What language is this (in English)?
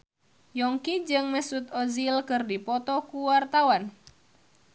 Sundanese